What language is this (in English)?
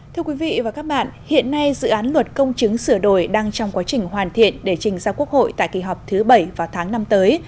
Vietnamese